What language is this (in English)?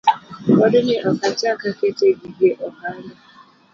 Luo (Kenya and Tanzania)